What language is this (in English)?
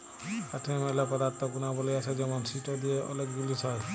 Bangla